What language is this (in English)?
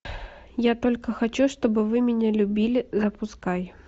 Russian